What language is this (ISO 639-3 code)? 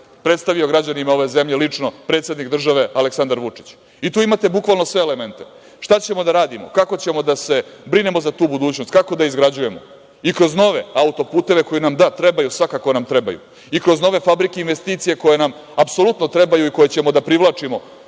srp